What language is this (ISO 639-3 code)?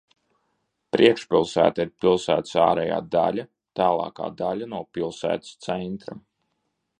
lav